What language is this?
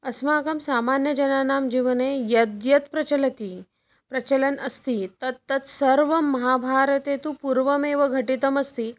Sanskrit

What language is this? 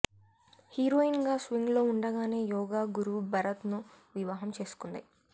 Telugu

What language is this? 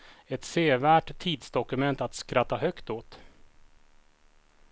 Swedish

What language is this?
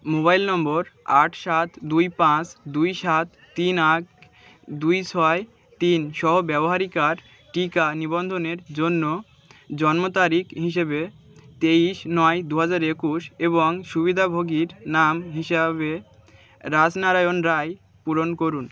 Bangla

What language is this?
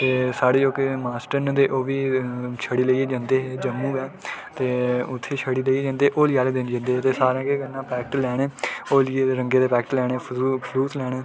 Dogri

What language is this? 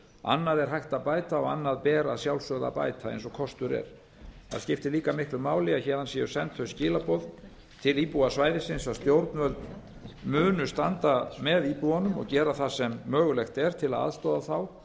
Icelandic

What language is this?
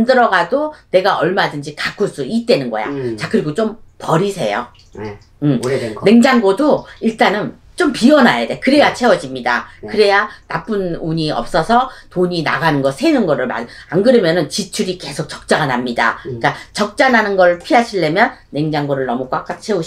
Korean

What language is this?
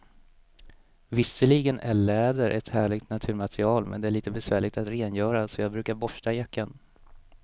Swedish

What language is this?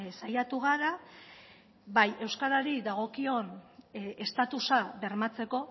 Basque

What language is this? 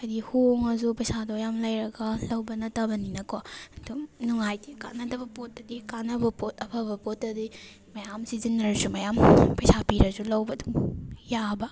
Manipuri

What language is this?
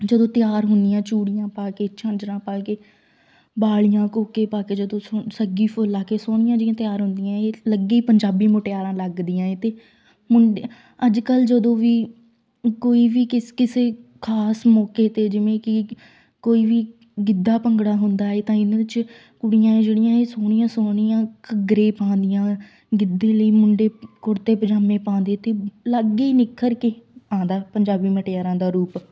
Punjabi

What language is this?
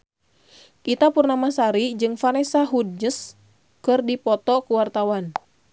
Sundanese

